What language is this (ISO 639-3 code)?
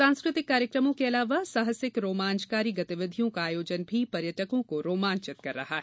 hin